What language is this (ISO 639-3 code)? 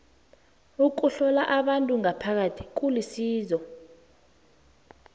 nbl